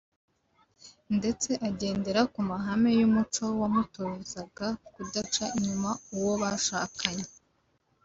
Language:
Kinyarwanda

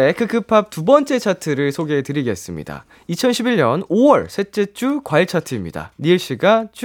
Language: Korean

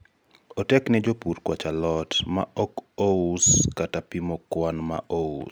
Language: Luo (Kenya and Tanzania)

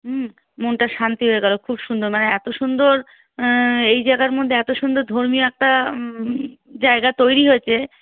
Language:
Bangla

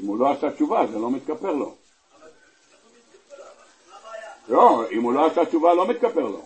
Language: Hebrew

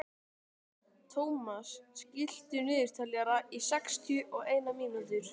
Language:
Icelandic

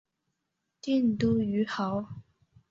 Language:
Chinese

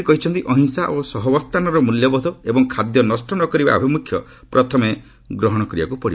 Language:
Odia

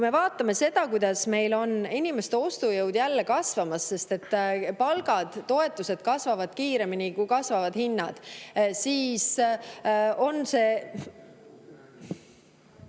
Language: Estonian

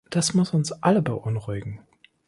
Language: German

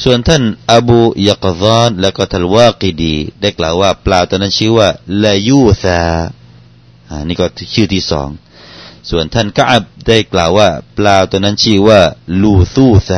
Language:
Thai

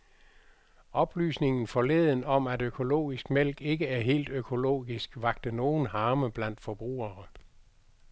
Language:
Danish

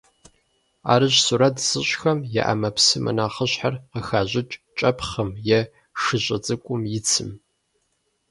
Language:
Kabardian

